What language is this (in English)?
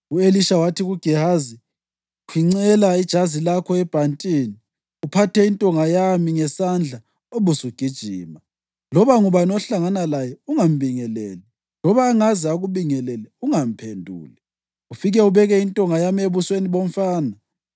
North Ndebele